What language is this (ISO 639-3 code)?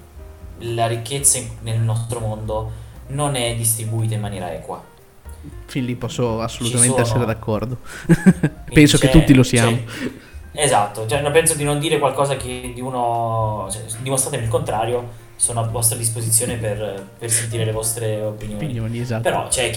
ita